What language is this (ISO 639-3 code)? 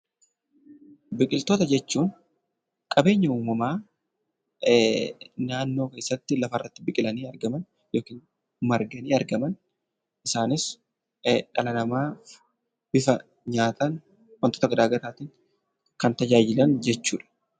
orm